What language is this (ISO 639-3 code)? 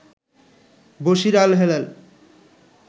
ben